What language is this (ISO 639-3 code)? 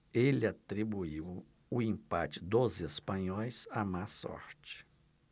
por